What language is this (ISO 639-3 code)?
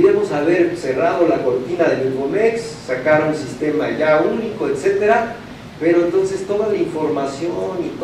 spa